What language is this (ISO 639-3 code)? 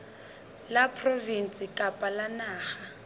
sot